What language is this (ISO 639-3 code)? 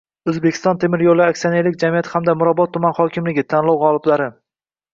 uzb